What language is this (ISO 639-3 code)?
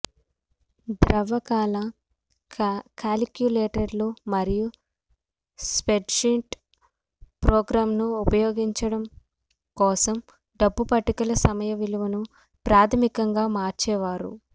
tel